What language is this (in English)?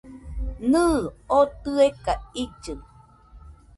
Nüpode Huitoto